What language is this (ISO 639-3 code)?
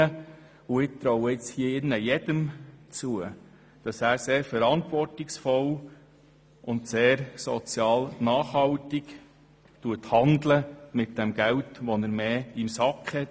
gsw